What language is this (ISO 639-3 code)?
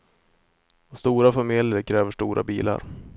swe